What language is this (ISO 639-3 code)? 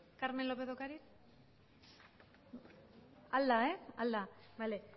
eus